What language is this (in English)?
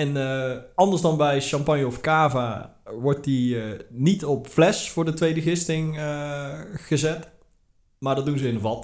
Dutch